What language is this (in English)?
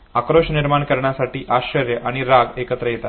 Marathi